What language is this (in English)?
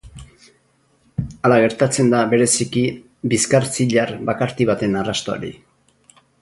Basque